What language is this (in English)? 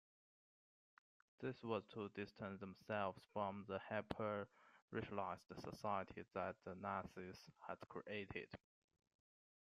English